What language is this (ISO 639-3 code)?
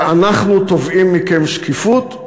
heb